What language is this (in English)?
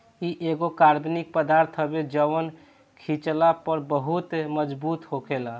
Bhojpuri